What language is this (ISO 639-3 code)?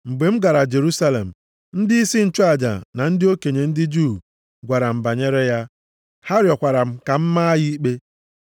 ibo